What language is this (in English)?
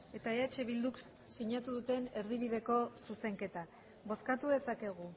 Basque